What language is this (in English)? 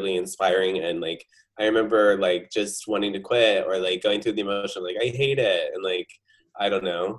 English